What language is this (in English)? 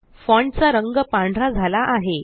Marathi